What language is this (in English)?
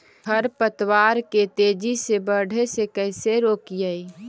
Magahi